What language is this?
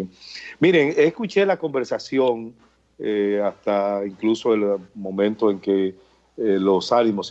Spanish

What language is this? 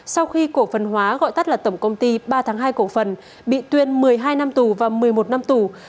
Vietnamese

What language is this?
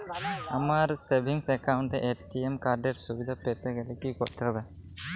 Bangla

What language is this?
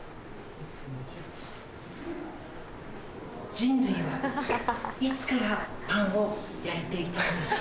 Japanese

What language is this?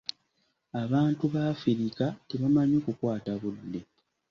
Ganda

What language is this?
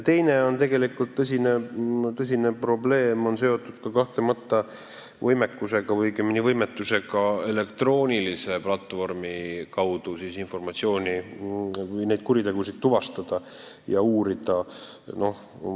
Estonian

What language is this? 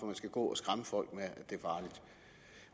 Danish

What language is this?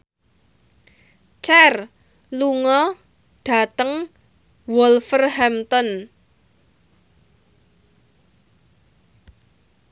Javanese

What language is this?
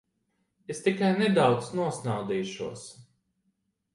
Latvian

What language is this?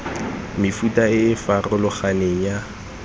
Tswana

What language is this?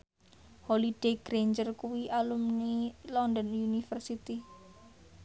Javanese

